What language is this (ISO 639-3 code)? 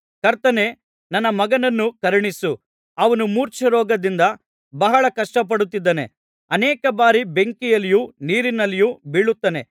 kan